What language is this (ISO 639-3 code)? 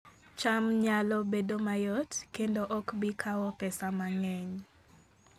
luo